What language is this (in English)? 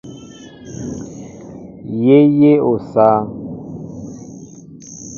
Mbo (Cameroon)